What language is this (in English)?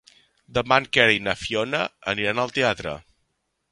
Catalan